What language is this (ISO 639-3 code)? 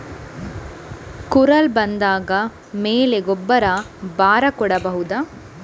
kan